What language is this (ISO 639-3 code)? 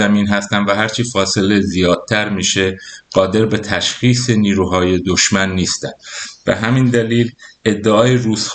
fas